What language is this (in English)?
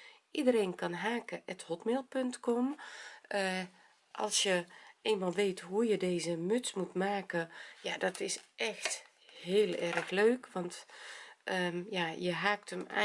Dutch